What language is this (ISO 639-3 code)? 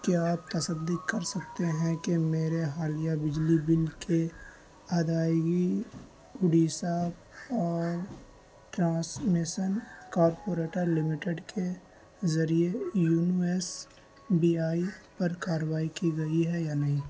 urd